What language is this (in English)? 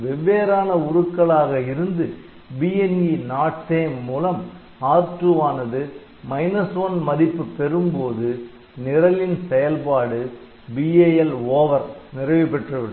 Tamil